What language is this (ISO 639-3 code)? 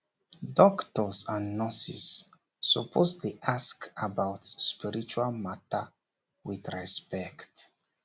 pcm